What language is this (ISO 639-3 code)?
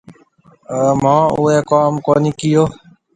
mve